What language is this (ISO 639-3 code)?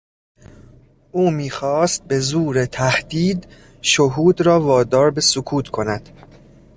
fas